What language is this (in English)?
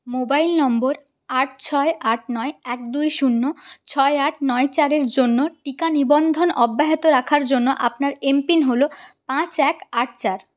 Bangla